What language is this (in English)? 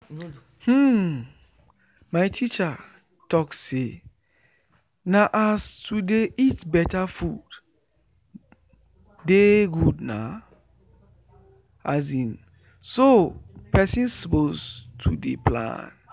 Nigerian Pidgin